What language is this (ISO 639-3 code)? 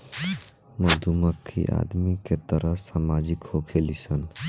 bho